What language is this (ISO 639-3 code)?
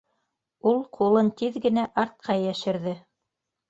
bak